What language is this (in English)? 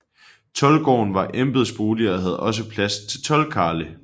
Danish